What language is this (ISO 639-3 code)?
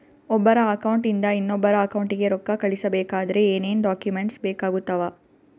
kan